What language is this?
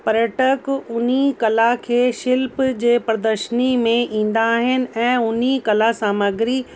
Sindhi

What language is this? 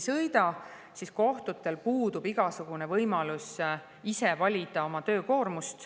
Estonian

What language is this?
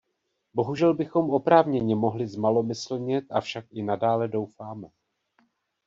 Czech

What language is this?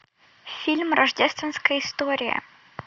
Russian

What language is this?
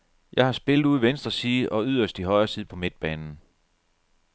Danish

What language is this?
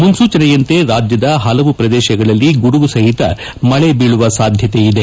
Kannada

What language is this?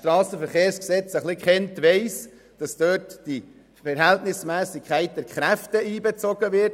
Swiss German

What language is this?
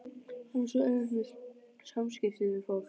Icelandic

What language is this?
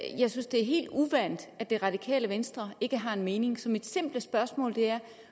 Danish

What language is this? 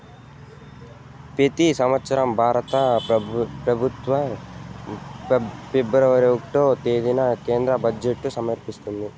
Telugu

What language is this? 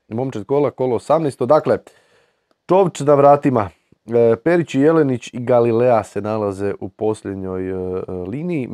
Croatian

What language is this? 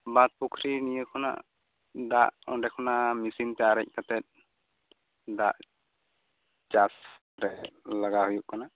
Santali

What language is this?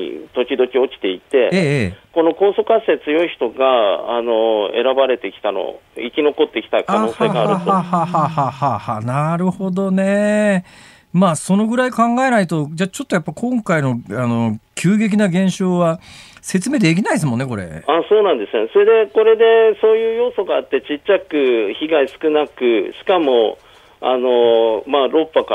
Japanese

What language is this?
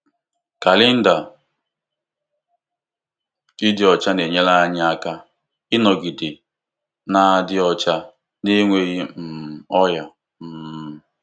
Igbo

